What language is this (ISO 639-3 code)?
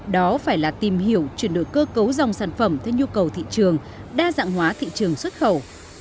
vie